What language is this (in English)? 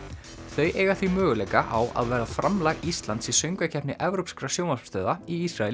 Icelandic